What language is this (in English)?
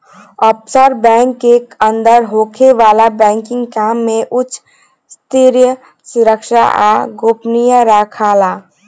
Bhojpuri